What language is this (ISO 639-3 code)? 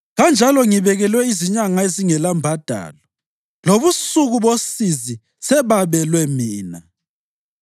nde